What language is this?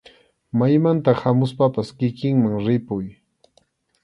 Arequipa-La Unión Quechua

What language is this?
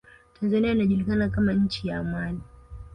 Swahili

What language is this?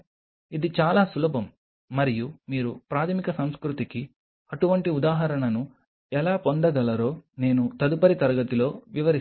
Telugu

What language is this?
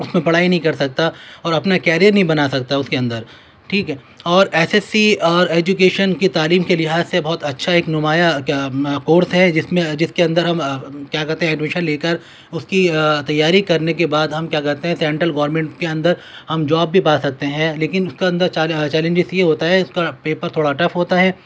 Urdu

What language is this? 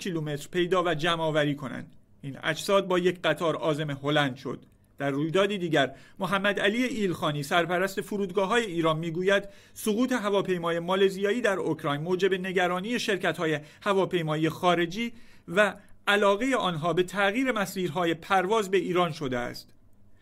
Persian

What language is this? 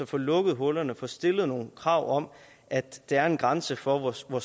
Danish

